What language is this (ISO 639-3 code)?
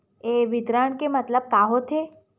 hne